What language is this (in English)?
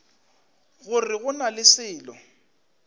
Northern Sotho